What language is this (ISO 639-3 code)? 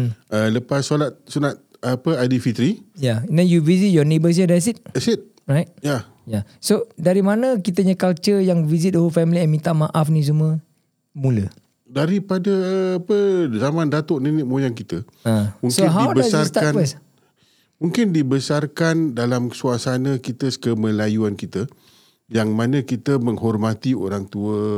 msa